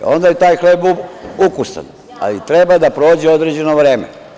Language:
Serbian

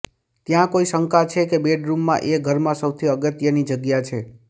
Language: Gujarati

